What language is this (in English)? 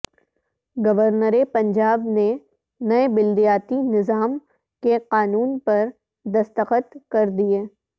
Urdu